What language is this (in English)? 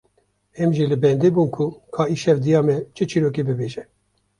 Kurdish